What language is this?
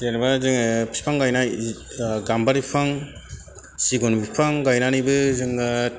Bodo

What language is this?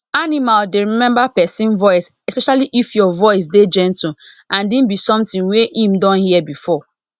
Nigerian Pidgin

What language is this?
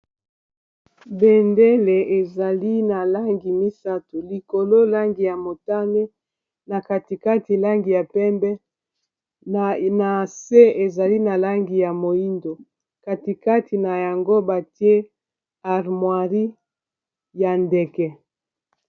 Lingala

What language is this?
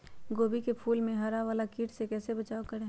Magahi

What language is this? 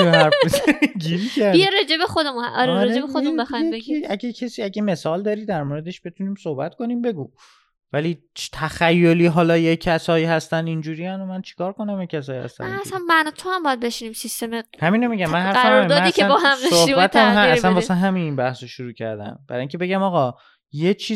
Persian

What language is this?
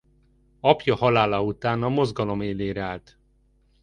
Hungarian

